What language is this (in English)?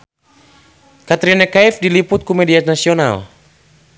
Sundanese